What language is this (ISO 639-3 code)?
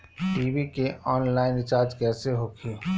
bho